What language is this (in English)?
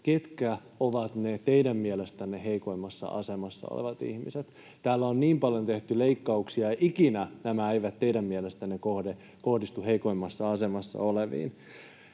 Finnish